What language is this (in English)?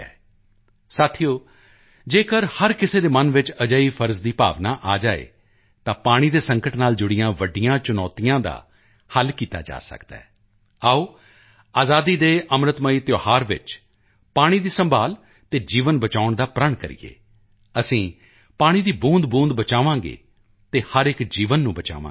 Punjabi